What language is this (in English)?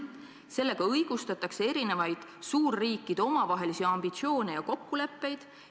Estonian